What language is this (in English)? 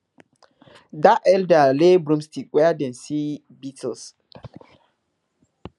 Nigerian Pidgin